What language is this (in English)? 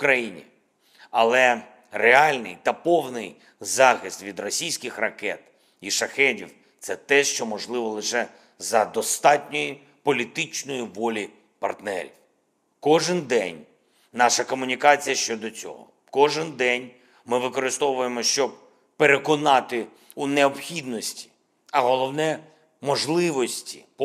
Ukrainian